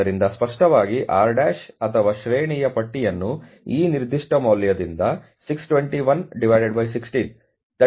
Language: Kannada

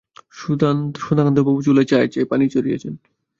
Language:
Bangla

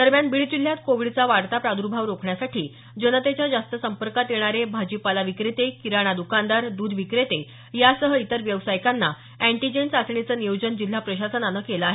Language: Marathi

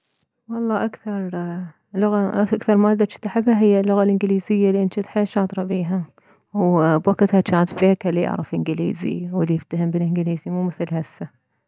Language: Mesopotamian Arabic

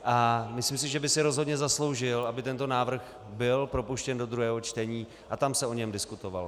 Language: Czech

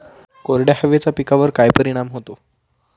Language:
Marathi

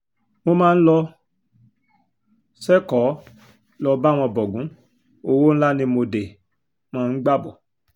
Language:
Yoruba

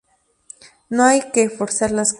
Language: Spanish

